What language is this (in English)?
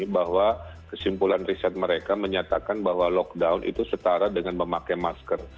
Indonesian